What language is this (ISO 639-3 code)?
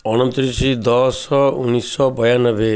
ori